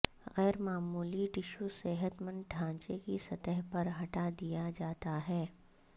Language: Urdu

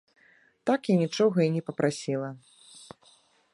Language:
Belarusian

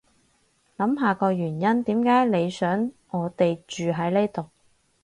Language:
Cantonese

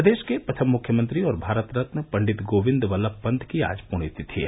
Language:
Hindi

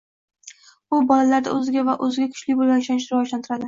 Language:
Uzbek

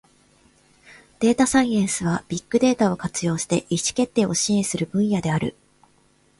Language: Japanese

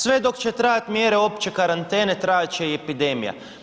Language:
Croatian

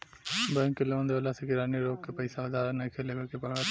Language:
Bhojpuri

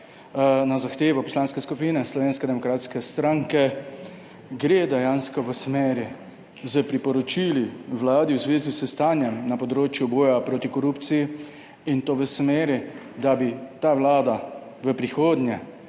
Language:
Slovenian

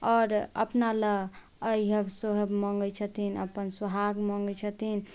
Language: Maithili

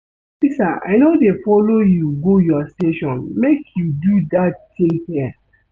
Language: Nigerian Pidgin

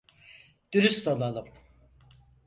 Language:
Turkish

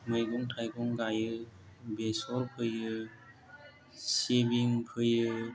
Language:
Bodo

